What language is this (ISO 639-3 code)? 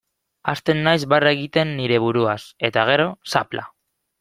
eus